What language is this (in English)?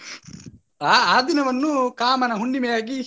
Kannada